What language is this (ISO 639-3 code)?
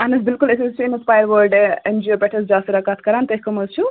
kas